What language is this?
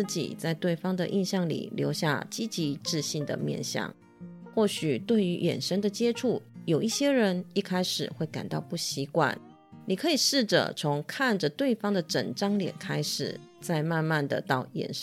Chinese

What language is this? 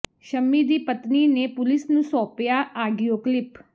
Punjabi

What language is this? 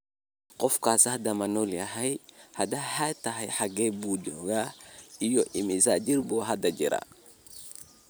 Somali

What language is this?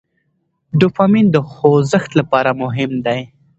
Pashto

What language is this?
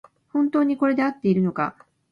Japanese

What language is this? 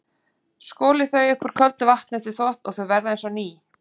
Icelandic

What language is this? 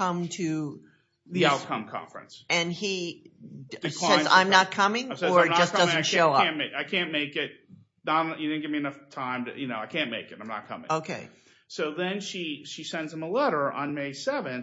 English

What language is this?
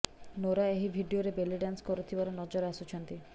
Odia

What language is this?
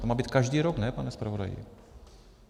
Czech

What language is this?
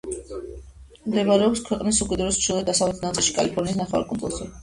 Georgian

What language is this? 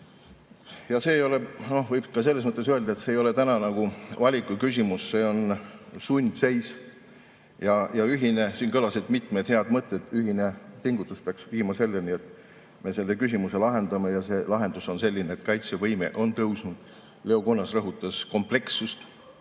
Estonian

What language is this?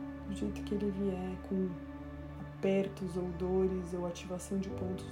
Portuguese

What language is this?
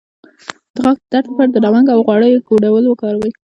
Pashto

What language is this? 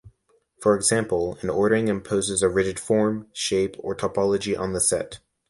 English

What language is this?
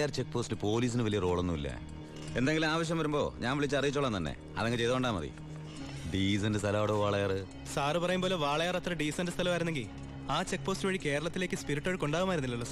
Malayalam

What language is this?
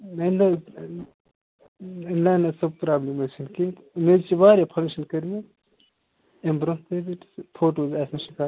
Kashmiri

